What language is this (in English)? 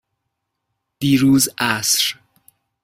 Persian